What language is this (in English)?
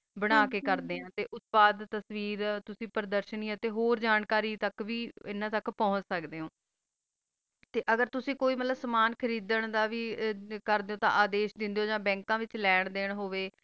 Punjabi